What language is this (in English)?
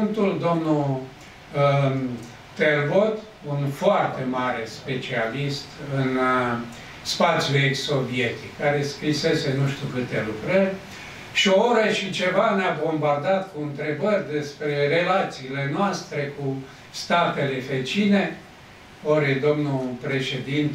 Romanian